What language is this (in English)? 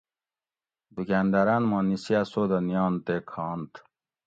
Gawri